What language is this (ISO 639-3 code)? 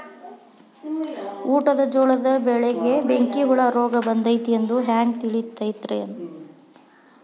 kan